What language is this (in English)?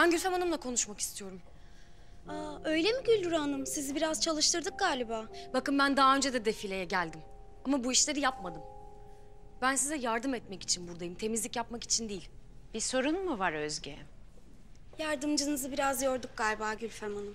Turkish